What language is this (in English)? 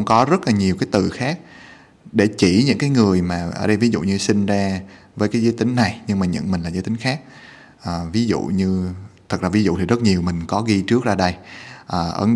Vietnamese